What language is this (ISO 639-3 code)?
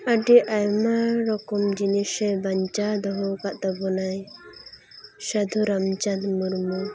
sat